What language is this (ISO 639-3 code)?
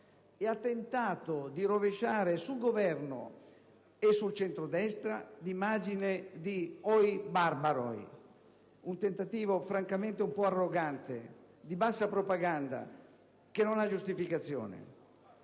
ita